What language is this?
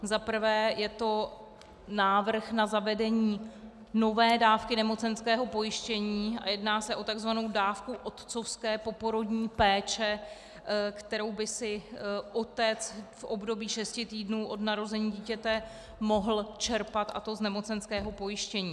Czech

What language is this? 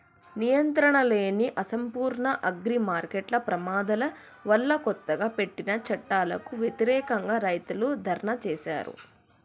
Telugu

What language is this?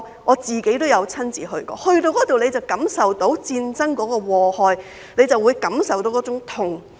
Cantonese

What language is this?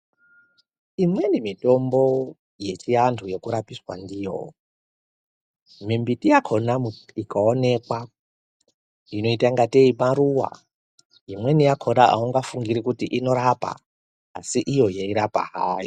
Ndau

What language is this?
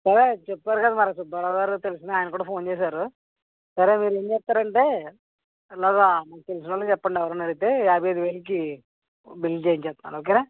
Telugu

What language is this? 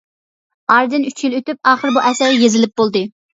Uyghur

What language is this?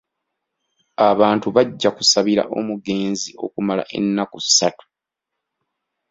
Ganda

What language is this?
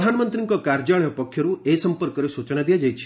Odia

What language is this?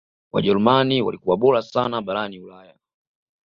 Swahili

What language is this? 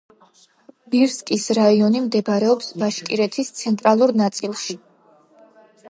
Georgian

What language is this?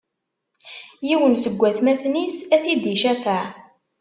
Kabyle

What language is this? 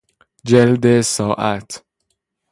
Persian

